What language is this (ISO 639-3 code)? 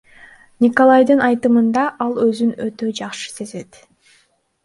kir